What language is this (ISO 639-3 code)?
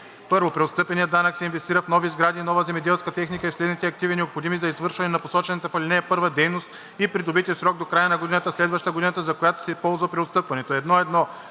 bul